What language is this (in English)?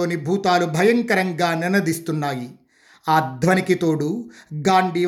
Telugu